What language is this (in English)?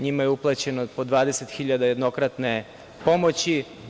Serbian